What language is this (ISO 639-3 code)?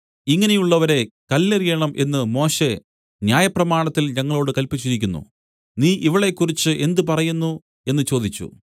mal